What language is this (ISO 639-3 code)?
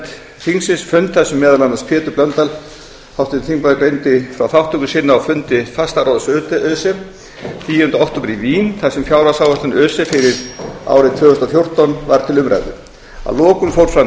isl